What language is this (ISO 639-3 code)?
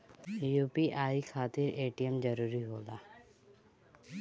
bho